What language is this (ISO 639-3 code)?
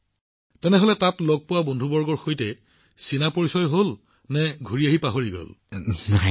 asm